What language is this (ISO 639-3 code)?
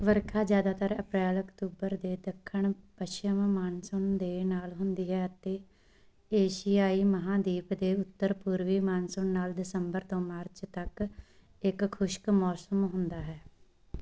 pan